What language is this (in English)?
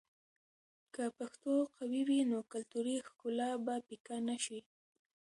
Pashto